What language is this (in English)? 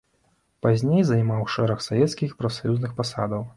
Belarusian